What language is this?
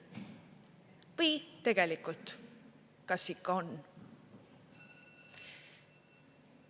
Estonian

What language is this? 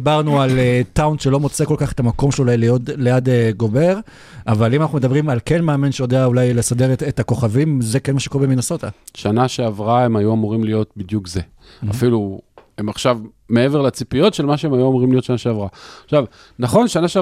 Hebrew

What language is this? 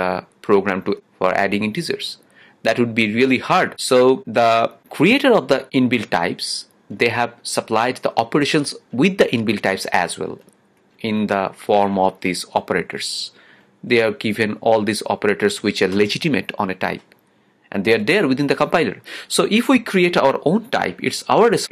English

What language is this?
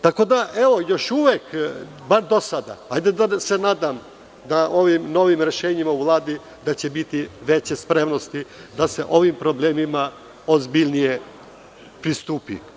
Serbian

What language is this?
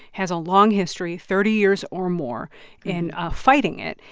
English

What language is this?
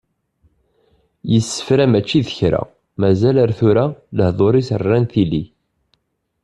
Kabyle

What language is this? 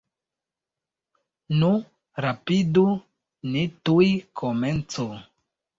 Esperanto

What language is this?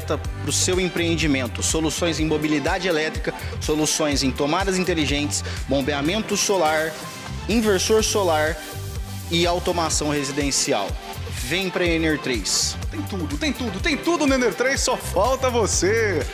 Portuguese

